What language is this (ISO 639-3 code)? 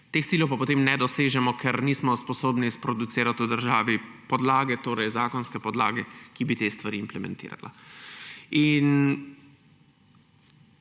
slv